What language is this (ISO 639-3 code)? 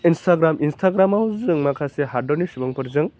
brx